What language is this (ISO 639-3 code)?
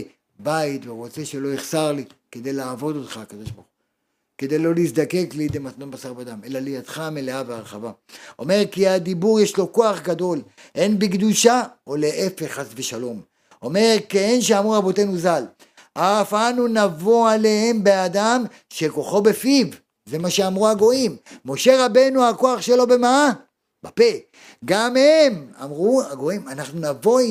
heb